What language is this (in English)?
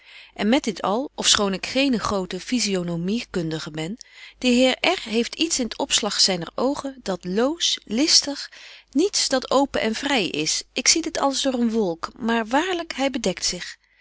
Dutch